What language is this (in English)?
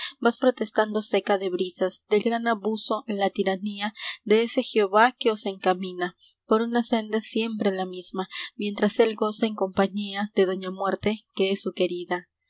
Spanish